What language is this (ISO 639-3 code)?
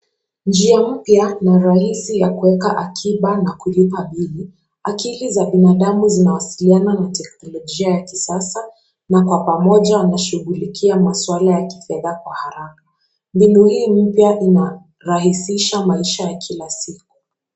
swa